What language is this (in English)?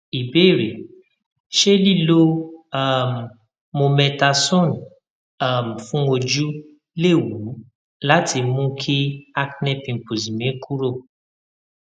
Yoruba